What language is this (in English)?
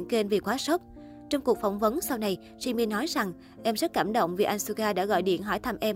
Vietnamese